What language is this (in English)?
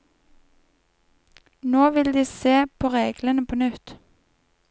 Norwegian